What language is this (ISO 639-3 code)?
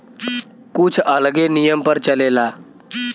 bho